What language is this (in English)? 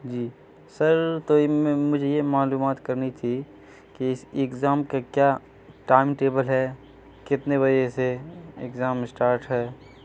Urdu